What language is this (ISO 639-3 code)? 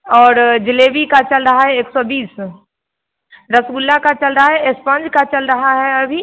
hin